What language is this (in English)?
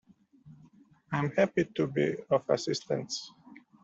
English